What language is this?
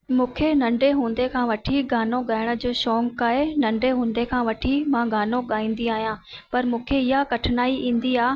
Sindhi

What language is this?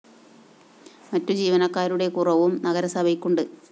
Malayalam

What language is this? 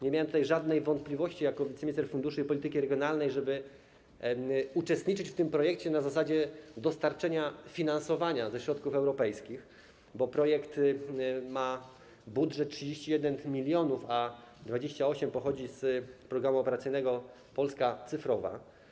Polish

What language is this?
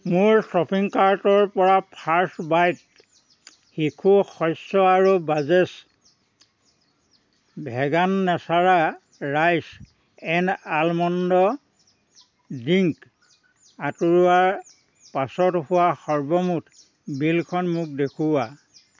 Assamese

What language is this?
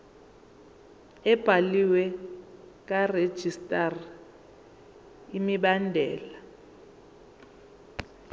Zulu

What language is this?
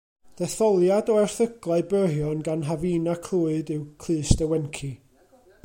Welsh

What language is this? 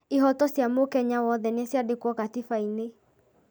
Kikuyu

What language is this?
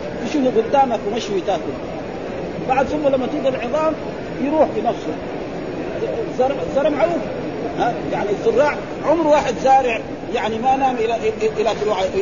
Arabic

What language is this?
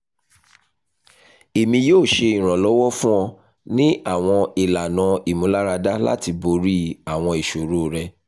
Yoruba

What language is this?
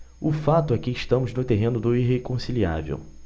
Portuguese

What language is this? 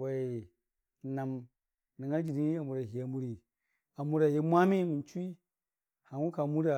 Dijim-Bwilim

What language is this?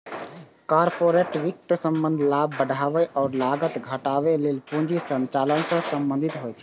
Maithili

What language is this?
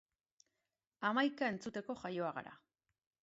Basque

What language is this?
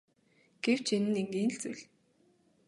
Mongolian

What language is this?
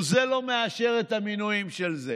Hebrew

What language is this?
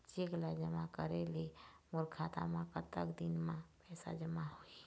Chhattisgarhi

